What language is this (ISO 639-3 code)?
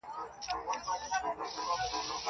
pus